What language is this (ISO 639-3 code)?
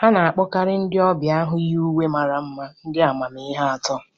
ibo